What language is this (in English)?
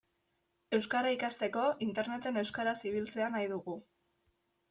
Basque